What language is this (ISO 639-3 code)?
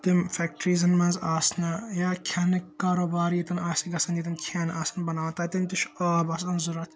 kas